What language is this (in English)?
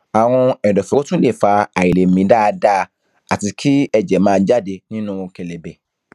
Yoruba